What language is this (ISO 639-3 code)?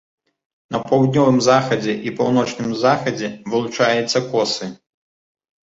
bel